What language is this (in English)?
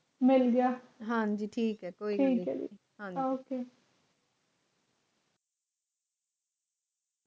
Punjabi